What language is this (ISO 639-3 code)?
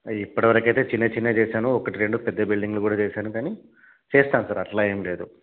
tel